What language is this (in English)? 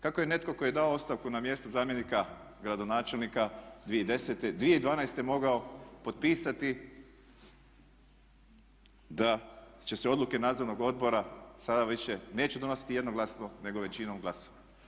Croatian